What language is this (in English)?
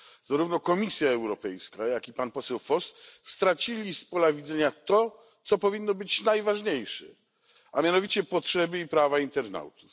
Polish